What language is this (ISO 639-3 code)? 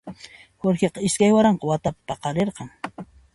qxp